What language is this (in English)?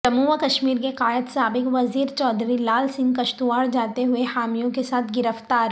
Urdu